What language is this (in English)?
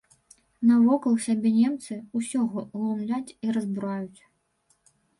Belarusian